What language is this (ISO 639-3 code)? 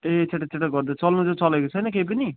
nep